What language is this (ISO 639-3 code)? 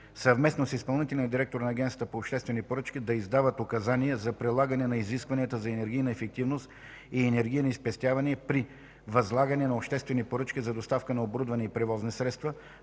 bul